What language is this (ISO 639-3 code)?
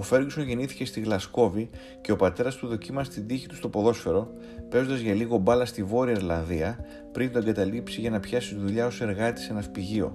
ell